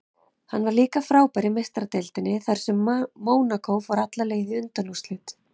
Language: Icelandic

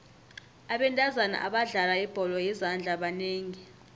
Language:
South Ndebele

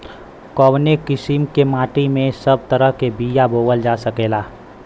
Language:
Bhojpuri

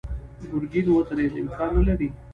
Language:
Pashto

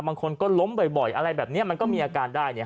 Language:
Thai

